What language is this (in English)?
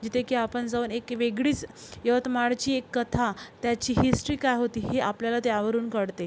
Marathi